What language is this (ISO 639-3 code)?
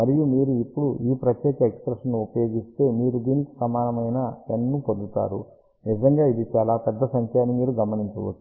tel